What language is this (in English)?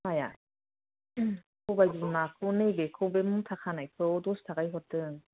Bodo